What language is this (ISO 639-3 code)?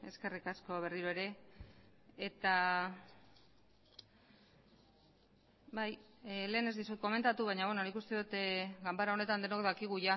eus